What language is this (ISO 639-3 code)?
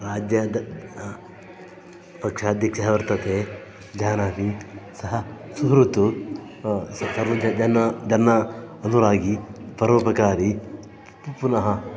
san